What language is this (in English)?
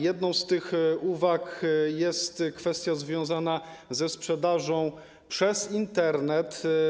Polish